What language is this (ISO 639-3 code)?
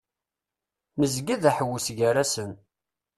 kab